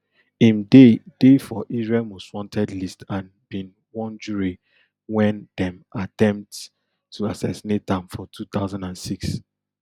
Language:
Nigerian Pidgin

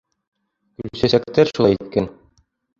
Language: Bashkir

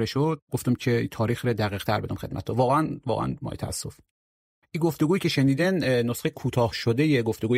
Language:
Persian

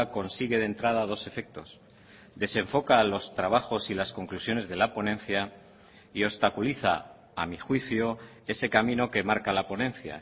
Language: Spanish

